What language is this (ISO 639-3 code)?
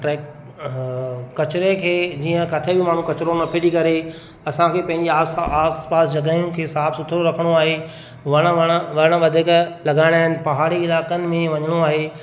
snd